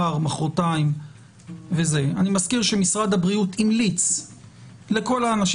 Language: Hebrew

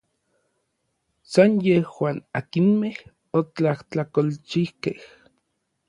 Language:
Orizaba Nahuatl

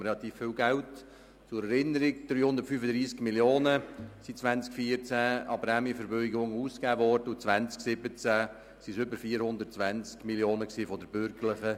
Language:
Swiss German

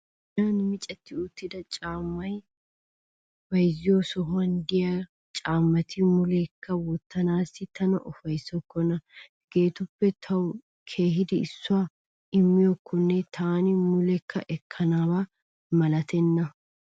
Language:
Wolaytta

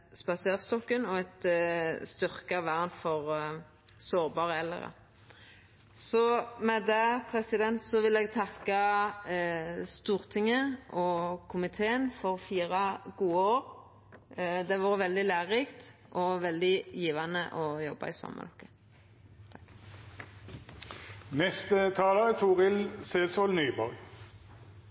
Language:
Norwegian Nynorsk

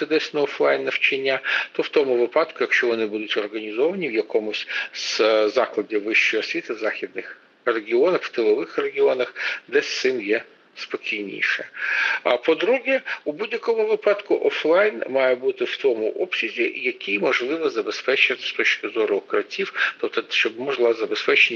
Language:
Ukrainian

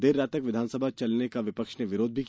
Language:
Hindi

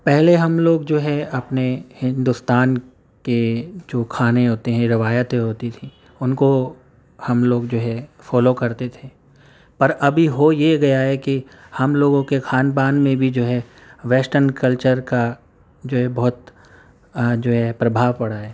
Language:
Urdu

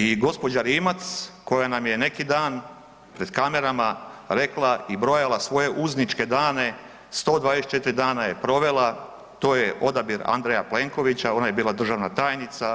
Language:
Croatian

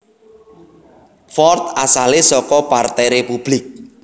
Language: Javanese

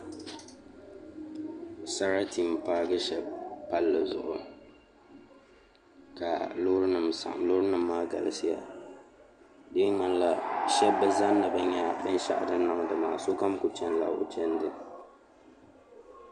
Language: Dagbani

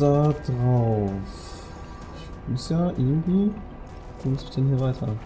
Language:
German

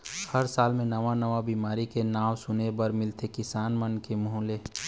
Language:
Chhattisgarhi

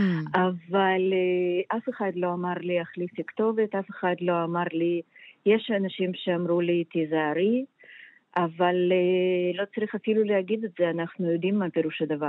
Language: Hebrew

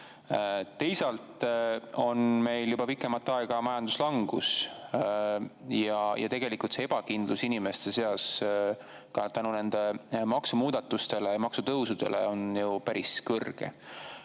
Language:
Estonian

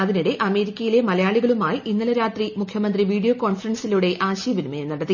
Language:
Malayalam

